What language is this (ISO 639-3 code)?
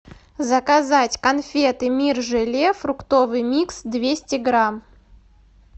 rus